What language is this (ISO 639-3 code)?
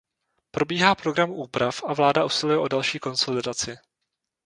ces